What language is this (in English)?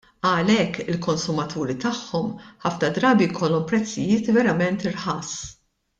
Maltese